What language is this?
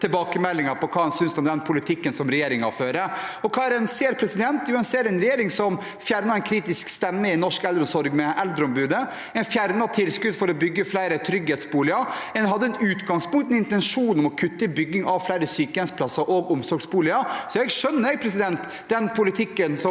Norwegian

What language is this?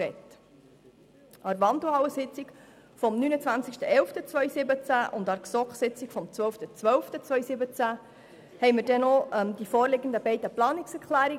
Swiss German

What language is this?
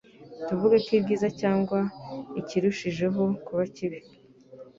Kinyarwanda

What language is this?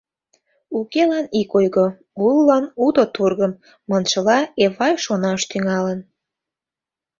Mari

